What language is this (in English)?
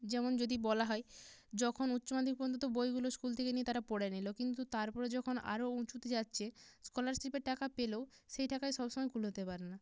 Bangla